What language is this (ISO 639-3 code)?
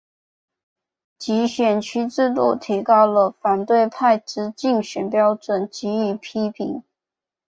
zho